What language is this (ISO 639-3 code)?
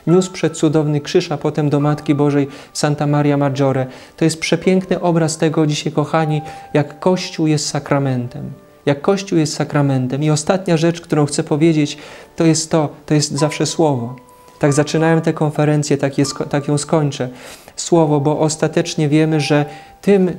pol